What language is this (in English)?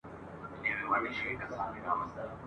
Pashto